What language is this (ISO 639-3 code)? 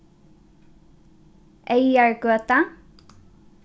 fao